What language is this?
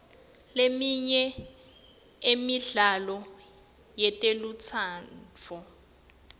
Swati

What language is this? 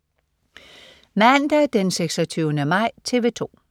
Danish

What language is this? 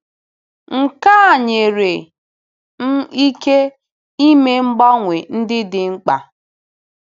Igbo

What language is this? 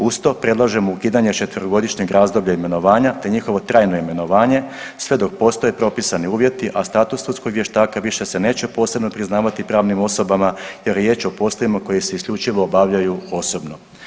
Croatian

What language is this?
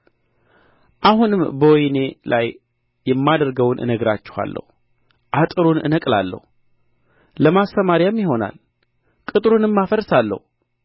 Amharic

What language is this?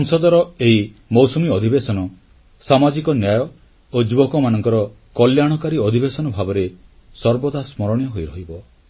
Odia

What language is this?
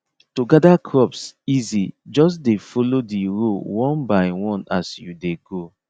Nigerian Pidgin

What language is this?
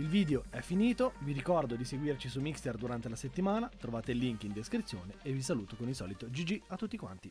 Italian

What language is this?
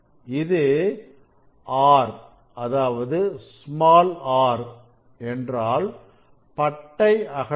Tamil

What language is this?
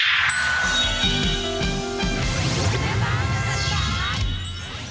Thai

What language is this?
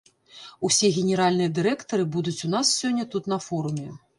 Belarusian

